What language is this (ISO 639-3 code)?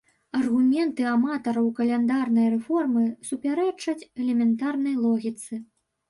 bel